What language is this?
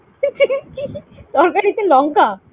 Bangla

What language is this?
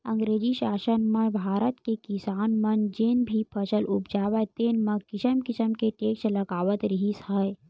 Chhattisgarhi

